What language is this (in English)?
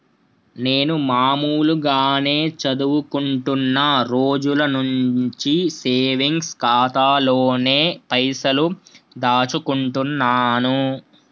Telugu